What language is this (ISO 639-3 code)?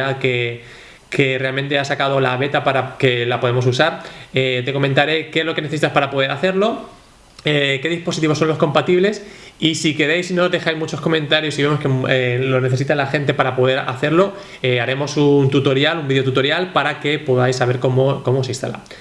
spa